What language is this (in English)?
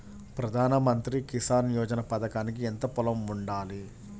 Telugu